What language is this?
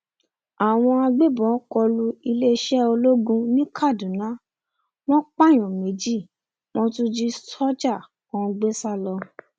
Yoruba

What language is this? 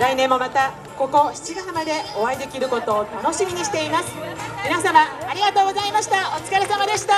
Japanese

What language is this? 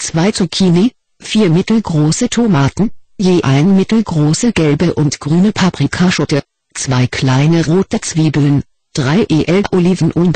German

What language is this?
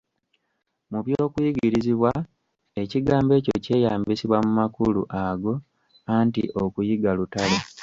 Ganda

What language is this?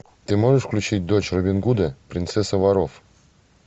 Russian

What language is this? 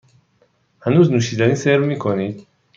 Persian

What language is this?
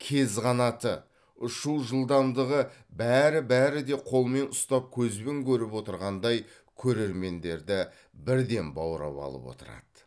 Kazakh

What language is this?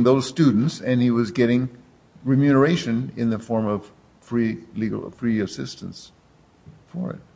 English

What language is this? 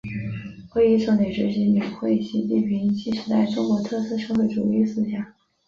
Chinese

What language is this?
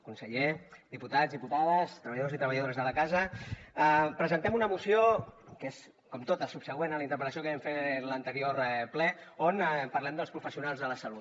Catalan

